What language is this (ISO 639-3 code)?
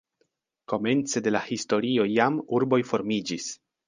epo